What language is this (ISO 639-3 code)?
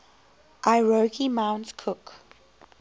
eng